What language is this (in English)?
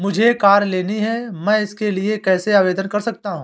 Hindi